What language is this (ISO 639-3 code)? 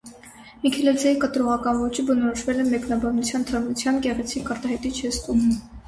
hye